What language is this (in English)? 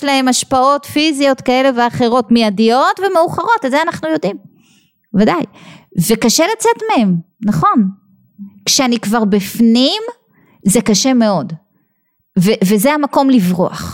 Hebrew